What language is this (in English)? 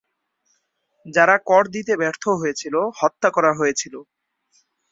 Bangla